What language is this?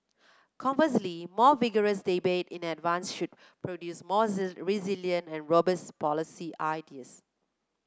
English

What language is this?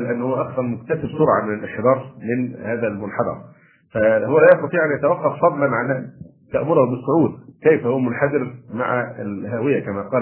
Arabic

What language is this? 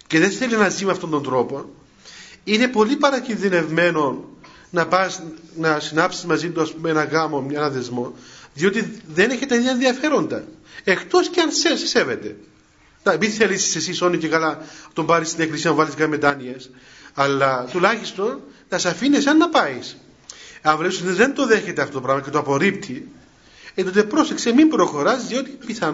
Greek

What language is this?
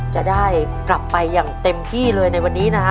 Thai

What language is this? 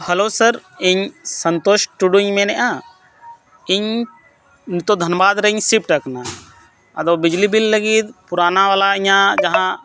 Santali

